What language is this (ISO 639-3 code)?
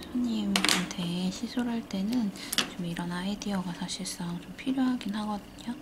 kor